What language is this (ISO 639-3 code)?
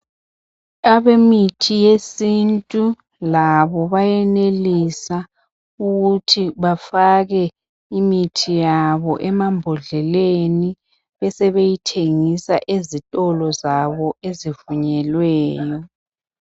nde